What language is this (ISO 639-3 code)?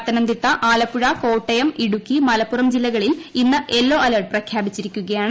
mal